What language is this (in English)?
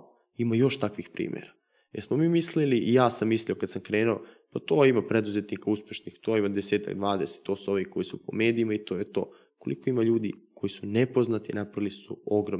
Croatian